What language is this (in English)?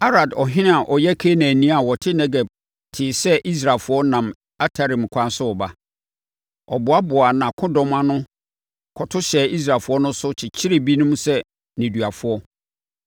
Akan